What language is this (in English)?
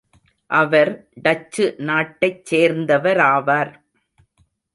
Tamil